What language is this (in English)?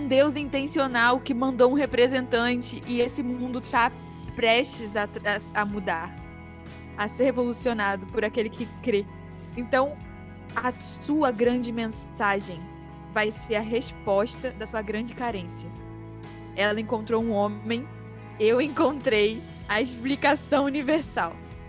Portuguese